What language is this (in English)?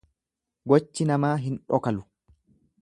Oromo